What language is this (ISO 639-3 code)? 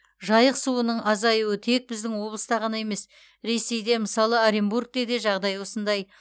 kaz